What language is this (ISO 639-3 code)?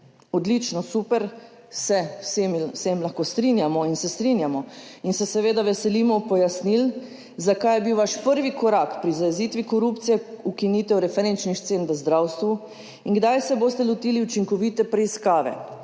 slv